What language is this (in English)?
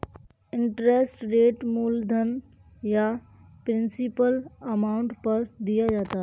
Hindi